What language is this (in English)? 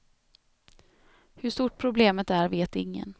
Swedish